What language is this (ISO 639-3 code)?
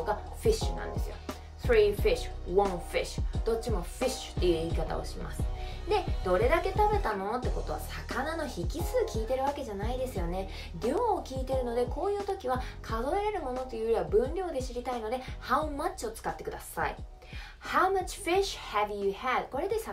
jpn